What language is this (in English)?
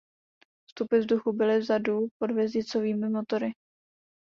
Czech